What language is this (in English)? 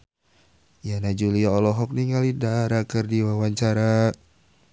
Sundanese